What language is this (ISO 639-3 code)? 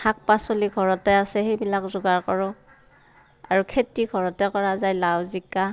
asm